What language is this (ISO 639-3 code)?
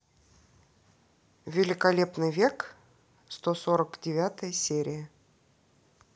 rus